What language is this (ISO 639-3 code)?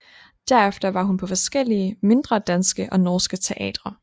dan